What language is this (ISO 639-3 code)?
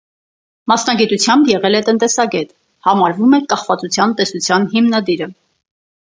hye